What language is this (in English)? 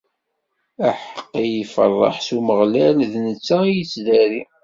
Kabyle